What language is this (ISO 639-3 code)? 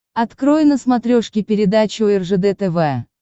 rus